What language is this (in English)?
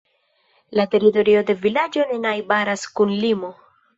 Esperanto